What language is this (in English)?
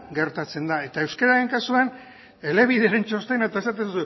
Basque